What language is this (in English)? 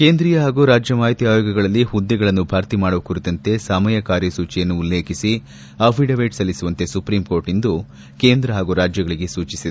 Kannada